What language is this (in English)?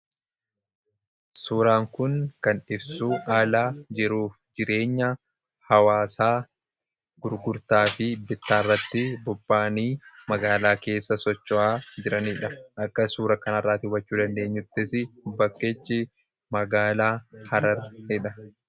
Oromo